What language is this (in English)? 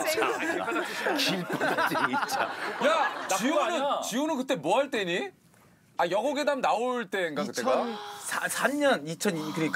Korean